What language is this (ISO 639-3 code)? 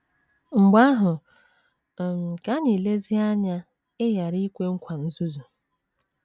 ibo